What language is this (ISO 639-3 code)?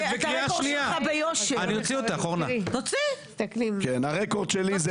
heb